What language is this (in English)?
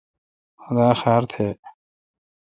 Kalkoti